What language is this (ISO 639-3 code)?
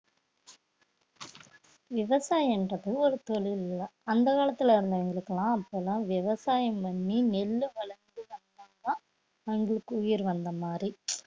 tam